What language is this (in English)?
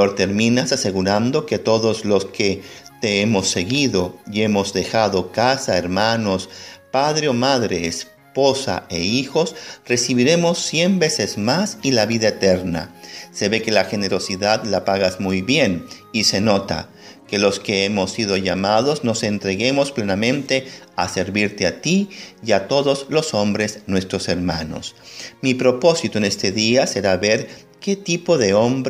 Spanish